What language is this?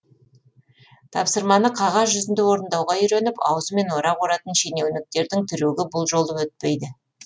Kazakh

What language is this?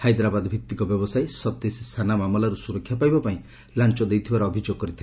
Odia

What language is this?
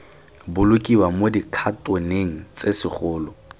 Tswana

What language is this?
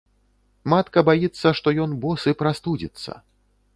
Belarusian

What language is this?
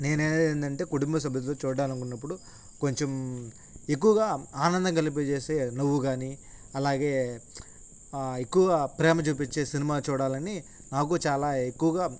Telugu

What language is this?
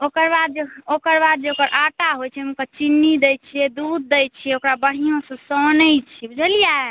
Maithili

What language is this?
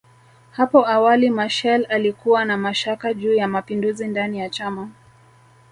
Swahili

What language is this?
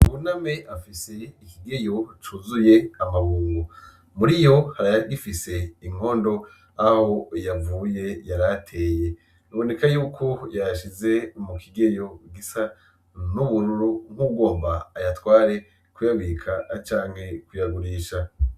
Rundi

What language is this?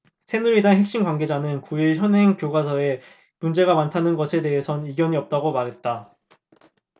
Korean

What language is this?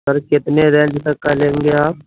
Urdu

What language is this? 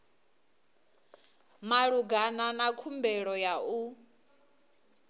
Venda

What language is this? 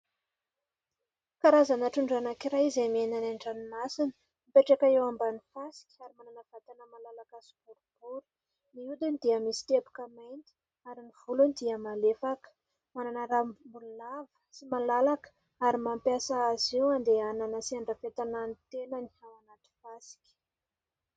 Malagasy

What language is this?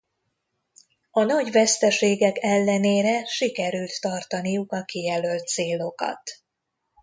Hungarian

